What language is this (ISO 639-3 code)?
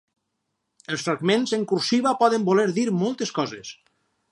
cat